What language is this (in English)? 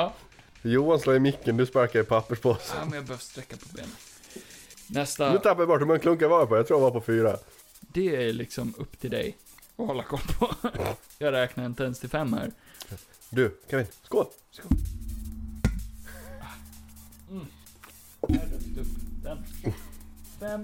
Swedish